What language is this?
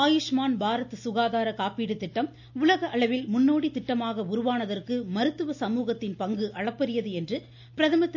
Tamil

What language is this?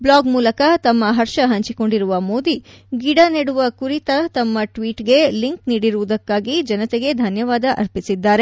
Kannada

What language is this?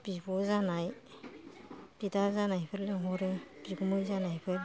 Bodo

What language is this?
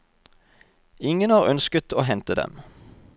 Norwegian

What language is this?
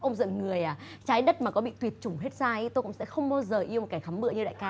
Vietnamese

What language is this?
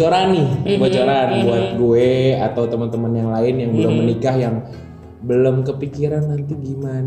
Indonesian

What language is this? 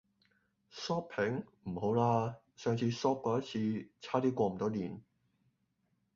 Cantonese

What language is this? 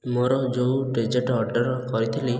Odia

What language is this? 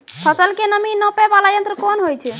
Maithili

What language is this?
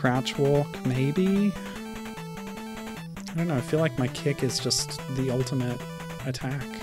English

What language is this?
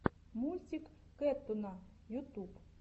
Russian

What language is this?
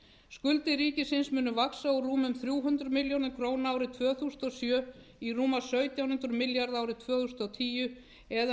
Icelandic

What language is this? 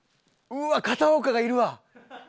Japanese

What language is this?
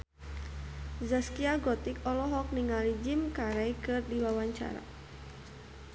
Sundanese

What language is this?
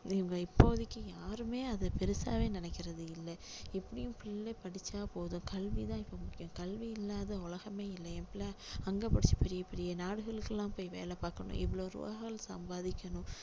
Tamil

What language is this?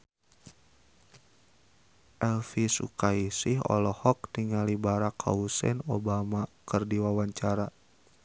Sundanese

